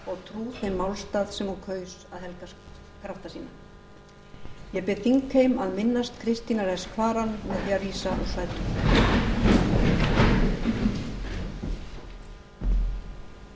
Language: Icelandic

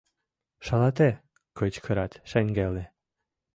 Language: Mari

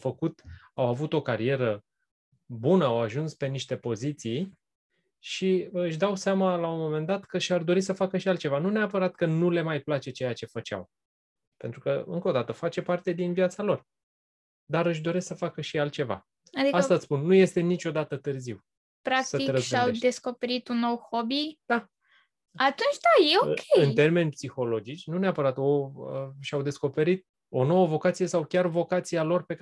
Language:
Romanian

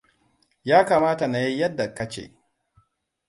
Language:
Hausa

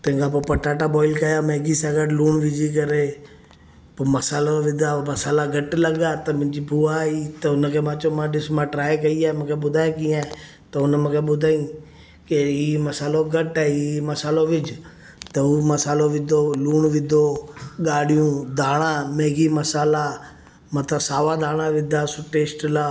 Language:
Sindhi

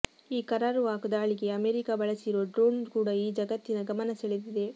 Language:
Kannada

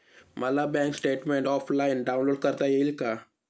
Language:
Marathi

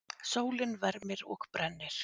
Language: Icelandic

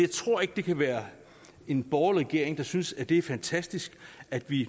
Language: Danish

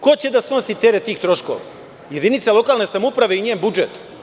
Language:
Serbian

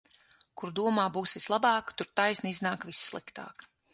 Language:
Latvian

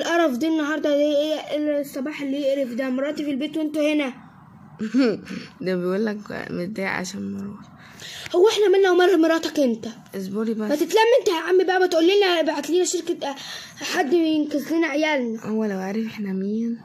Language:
Arabic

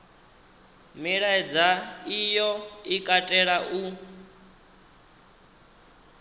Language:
Venda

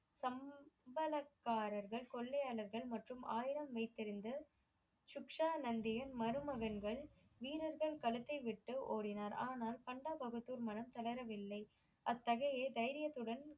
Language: Tamil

